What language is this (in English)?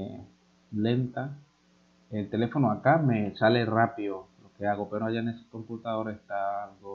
Spanish